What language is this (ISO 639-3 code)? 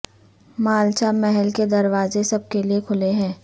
urd